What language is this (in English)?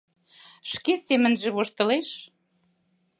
Mari